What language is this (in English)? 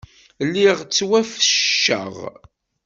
Kabyle